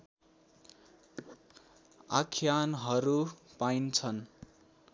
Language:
Nepali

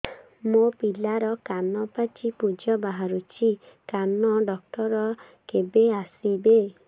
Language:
Odia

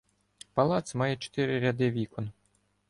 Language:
Ukrainian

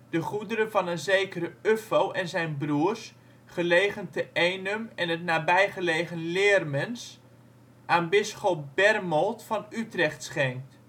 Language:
Dutch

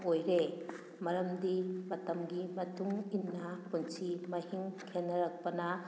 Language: Manipuri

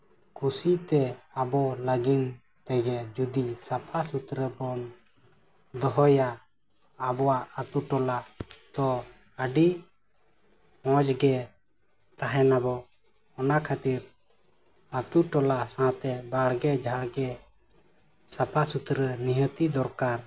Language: Santali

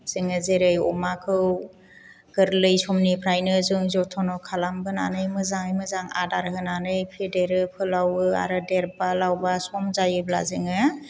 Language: Bodo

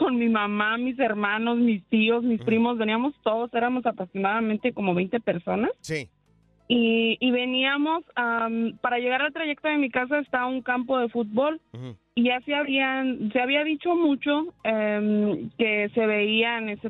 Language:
Spanish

